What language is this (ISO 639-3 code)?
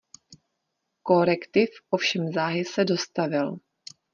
ces